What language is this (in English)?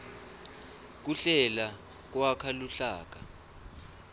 Swati